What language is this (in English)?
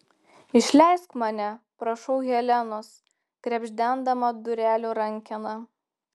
Lithuanian